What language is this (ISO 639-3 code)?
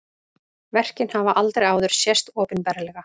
isl